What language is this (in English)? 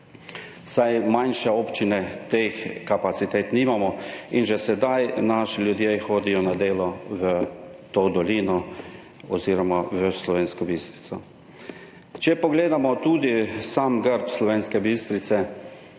Slovenian